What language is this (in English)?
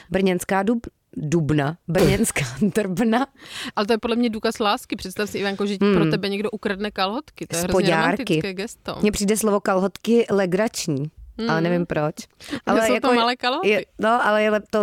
Czech